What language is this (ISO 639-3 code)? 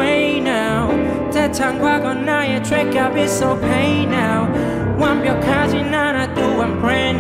kor